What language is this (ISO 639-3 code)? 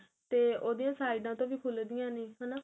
pan